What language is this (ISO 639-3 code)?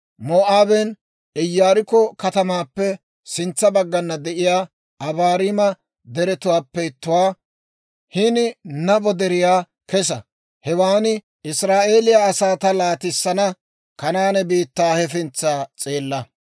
dwr